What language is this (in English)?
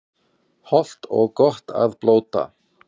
Icelandic